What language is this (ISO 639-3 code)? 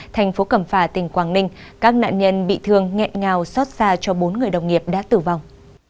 vie